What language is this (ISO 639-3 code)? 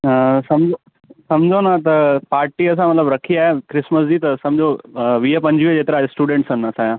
snd